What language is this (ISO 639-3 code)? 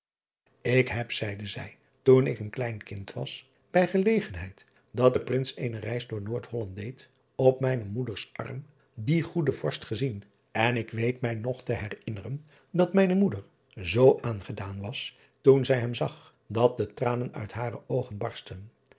nld